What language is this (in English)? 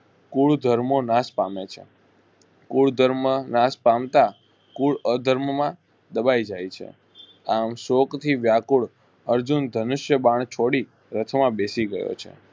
Gujarati